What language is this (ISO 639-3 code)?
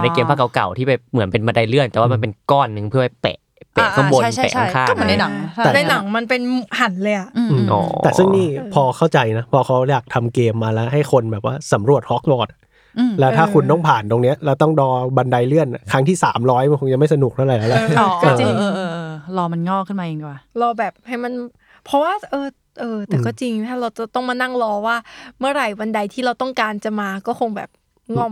tha